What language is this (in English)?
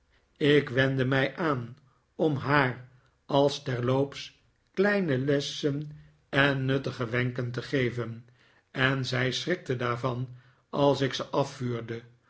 Dutch